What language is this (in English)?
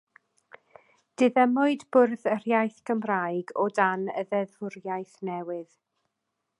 Welsh